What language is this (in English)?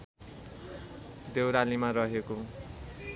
Nepali